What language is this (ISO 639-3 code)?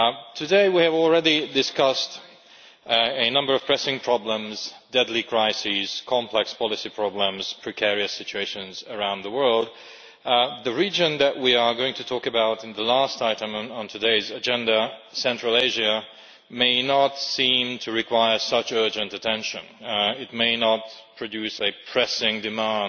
eng